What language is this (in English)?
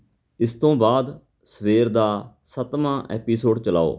Punjabi